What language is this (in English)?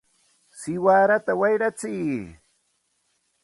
Santa Ana de Tusi Pasco Quechua